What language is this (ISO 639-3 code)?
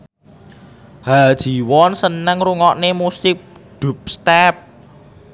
jav